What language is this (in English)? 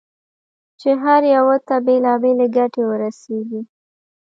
Pashto